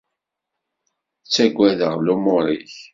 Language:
Kabyle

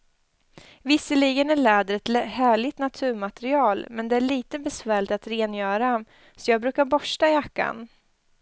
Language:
Swedish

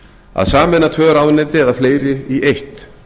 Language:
Icelandic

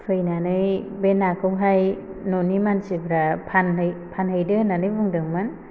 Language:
Bodo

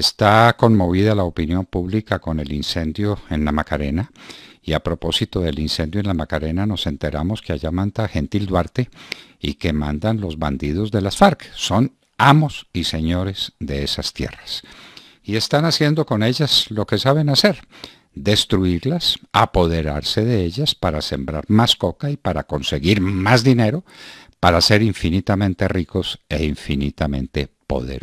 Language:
Spanish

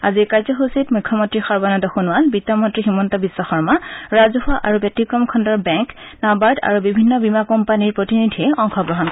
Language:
Assamese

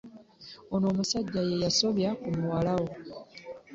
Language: Ganda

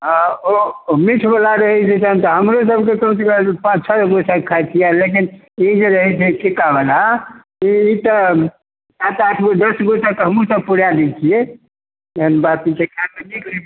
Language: Maithili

